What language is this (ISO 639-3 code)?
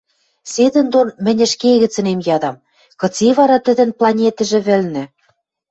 mrj